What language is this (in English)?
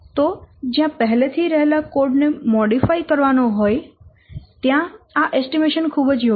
Gujarati